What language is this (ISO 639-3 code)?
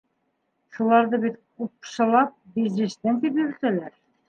bak